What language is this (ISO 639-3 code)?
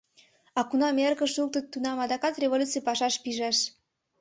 chm